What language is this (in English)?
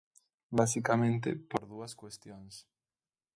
Galician